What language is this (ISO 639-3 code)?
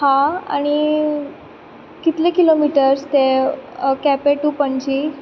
kok